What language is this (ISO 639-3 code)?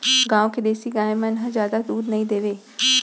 hne